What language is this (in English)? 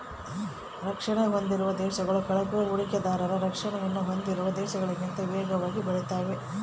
Kannada